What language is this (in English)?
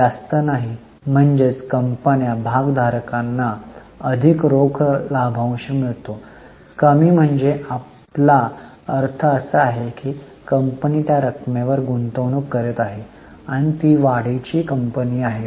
Marathi